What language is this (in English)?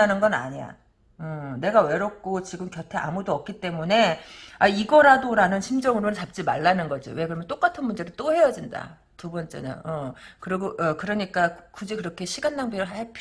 Korean